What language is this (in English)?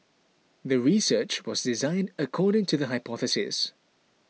English